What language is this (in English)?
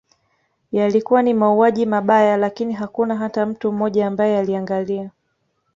Swahili